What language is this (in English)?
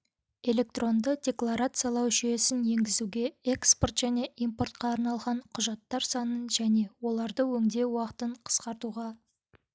Kazakh